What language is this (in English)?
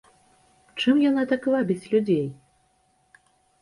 Belarusian